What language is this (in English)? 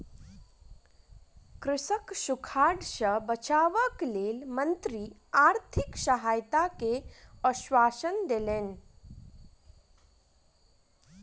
Maithili